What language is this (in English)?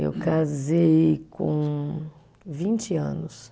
Portuguese